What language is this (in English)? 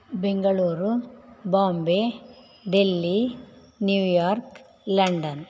Sanskrit